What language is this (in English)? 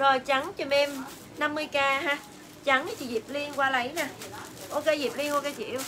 Vietnamese